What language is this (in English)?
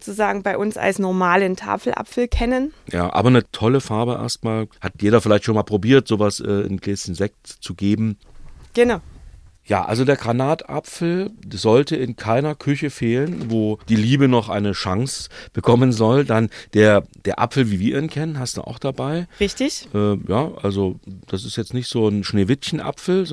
German